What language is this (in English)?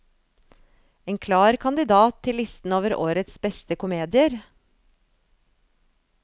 Norwegian